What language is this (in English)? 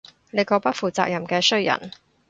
Cantonese